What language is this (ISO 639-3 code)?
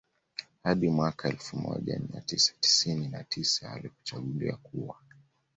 swa